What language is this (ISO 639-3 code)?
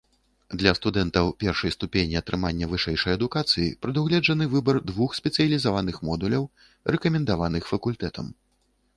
bel